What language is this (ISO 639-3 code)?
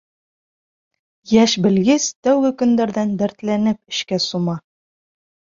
bak